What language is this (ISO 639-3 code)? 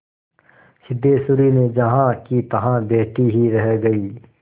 hin